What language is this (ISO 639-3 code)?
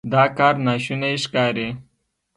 pus